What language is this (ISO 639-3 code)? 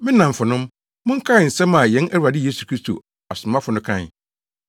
aka